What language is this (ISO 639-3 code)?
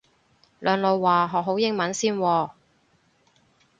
yue